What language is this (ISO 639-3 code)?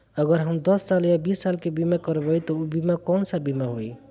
bho